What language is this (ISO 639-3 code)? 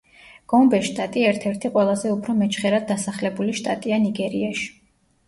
kat